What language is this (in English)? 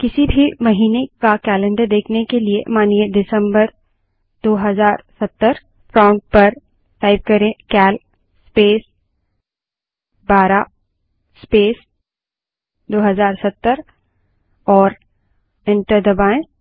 Hindi